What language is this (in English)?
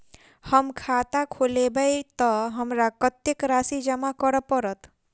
Maithili